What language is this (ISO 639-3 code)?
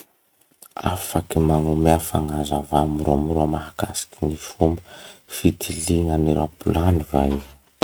msh